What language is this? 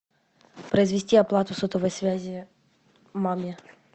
Russian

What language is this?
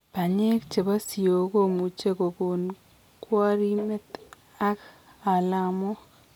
Kalenjin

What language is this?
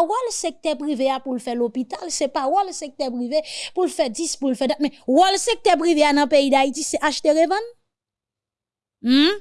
French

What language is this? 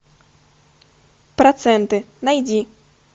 Russian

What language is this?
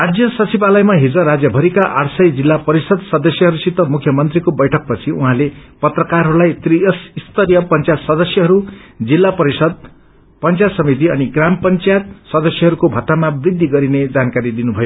Nepali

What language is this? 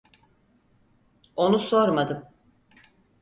Turkish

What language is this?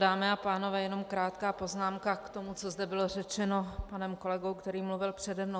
Czech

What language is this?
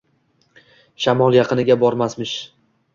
Uzbek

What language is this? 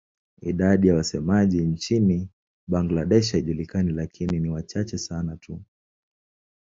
Swahili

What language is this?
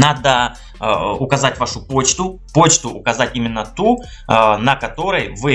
Russian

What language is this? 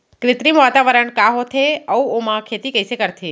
Chhattisgarhi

